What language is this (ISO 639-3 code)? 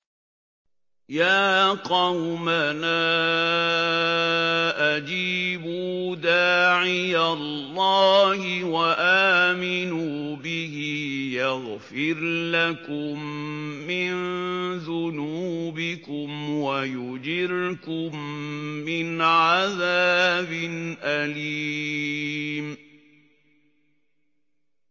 ara